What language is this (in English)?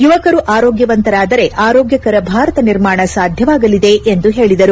Kannada